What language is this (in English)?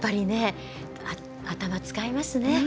Japanese